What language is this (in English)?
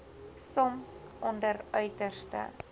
Afrikaans